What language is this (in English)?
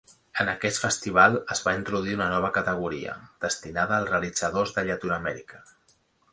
Catalan